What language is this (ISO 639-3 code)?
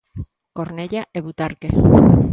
glg